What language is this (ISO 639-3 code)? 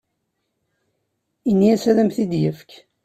kab